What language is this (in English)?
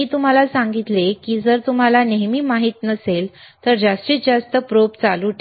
Marathi